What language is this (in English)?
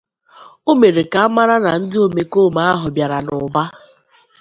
Igbo